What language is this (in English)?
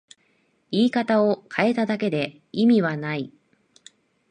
Japanese